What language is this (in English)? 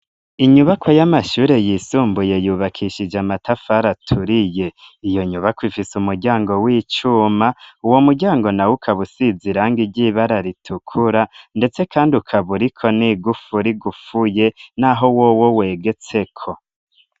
Rundi